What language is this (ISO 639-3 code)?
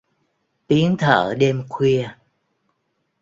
vie